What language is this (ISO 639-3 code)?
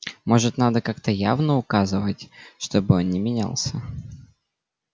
rus